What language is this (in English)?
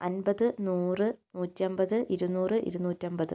Malayalam